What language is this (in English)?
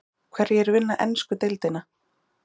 Icelandic